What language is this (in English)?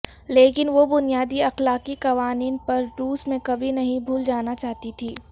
Urdu